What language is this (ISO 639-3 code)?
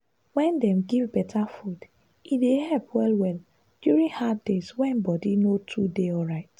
pcm